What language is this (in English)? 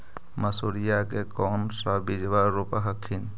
Magahi